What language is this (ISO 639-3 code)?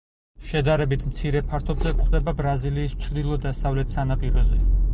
kat